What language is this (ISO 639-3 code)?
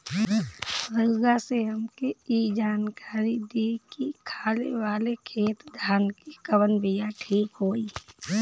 bho